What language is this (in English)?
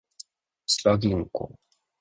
Japanese